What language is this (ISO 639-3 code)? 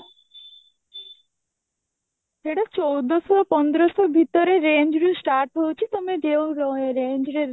ori